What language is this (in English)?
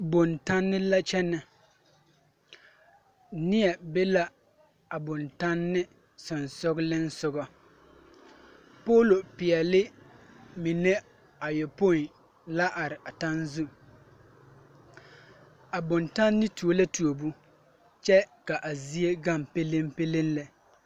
Southern Dagaare